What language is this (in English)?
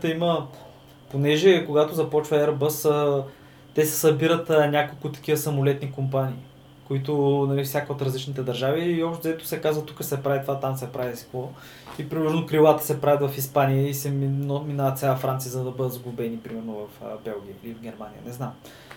Bulgarian